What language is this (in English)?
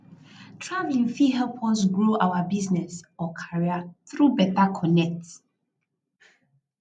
Nigerian Pidgin